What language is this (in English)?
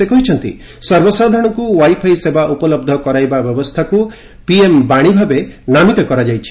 Odia